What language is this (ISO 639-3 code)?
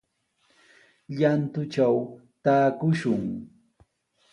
qws